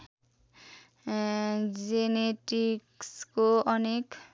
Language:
Nepali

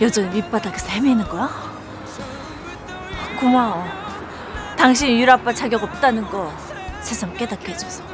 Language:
Korean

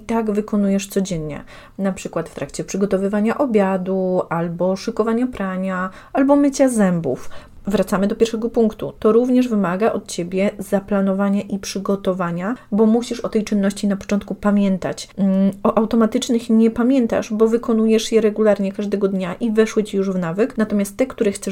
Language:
Polish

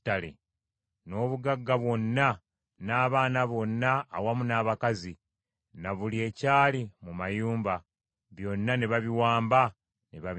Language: Ganda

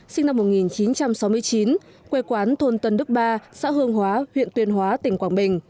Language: Vietnamese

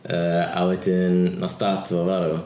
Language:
Welsh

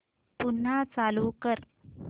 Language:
Marathi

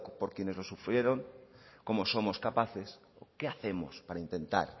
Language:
Spanish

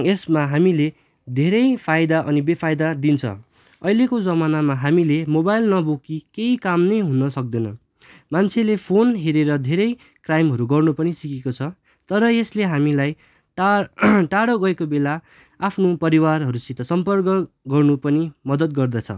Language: Nepali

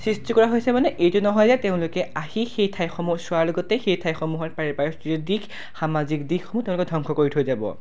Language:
Assamese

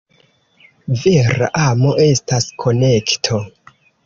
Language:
Esperanto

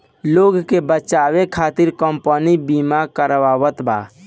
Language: Bhojpuri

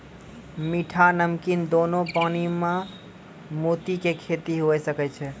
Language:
Maithili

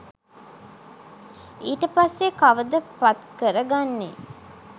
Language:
Sinhala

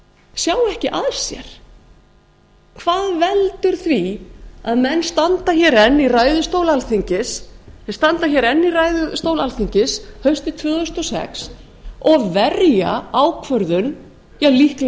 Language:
Icelandic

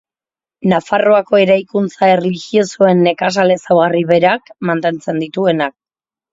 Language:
Basque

